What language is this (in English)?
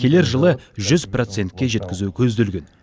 Kazakh